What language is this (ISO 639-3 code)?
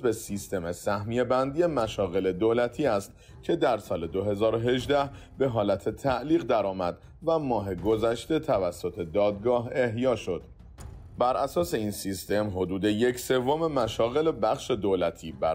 fas